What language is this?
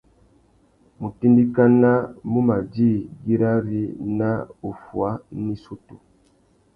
Tuki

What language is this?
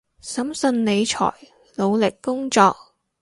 Cantonese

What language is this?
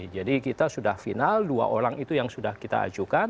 Indonesian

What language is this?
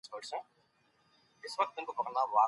Pashto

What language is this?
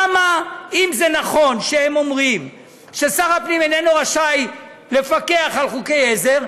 Hebrew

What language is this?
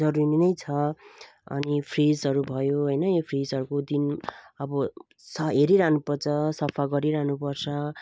Nepali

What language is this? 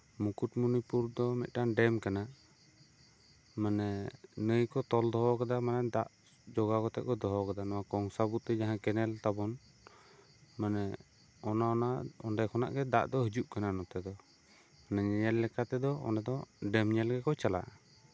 Santali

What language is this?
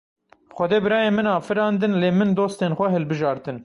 Kurdish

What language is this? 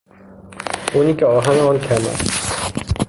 Persian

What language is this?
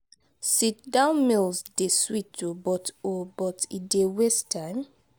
Nigerian Pidgin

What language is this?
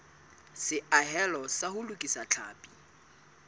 Southern Sotho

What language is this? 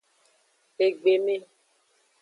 Aja (Benin)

